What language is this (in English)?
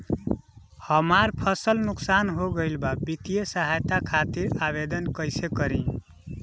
Bhojpuri